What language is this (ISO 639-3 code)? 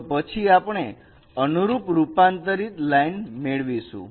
guj